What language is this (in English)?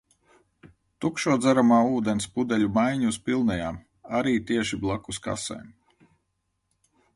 Latvian